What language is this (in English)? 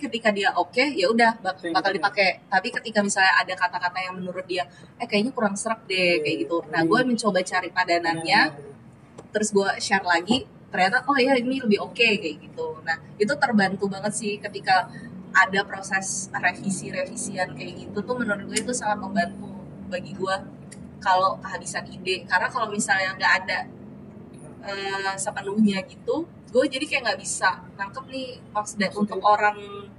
Indonesian